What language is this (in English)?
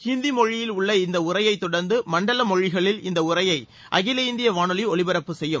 Tamil